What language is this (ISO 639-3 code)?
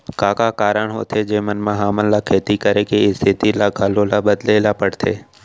hne